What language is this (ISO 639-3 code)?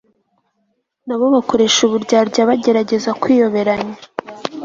kin